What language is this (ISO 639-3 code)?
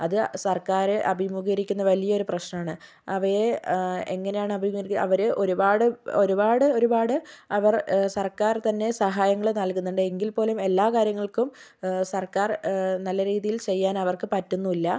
mal